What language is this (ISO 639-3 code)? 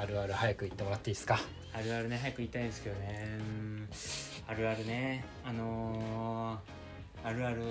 jpn